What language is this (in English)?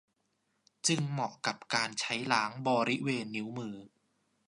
Thai